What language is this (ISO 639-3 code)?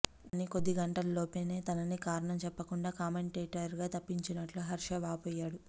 tel